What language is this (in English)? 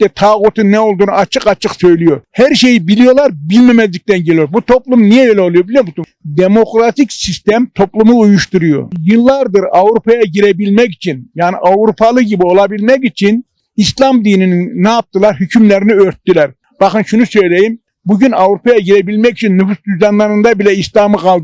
Turkish